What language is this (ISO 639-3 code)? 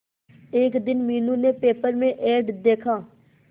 hin